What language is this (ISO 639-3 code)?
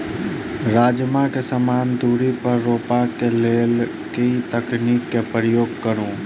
mai